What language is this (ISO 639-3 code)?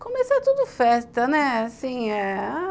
por